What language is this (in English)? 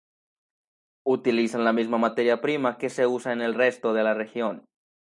Spanish